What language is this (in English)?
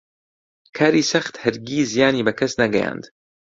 Central Kurdish